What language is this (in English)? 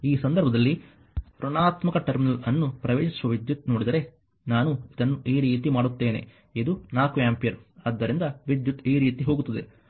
Kannada